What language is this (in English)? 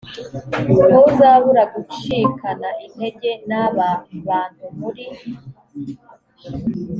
Kinyarwanda